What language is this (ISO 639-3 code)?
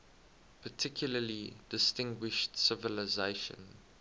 eng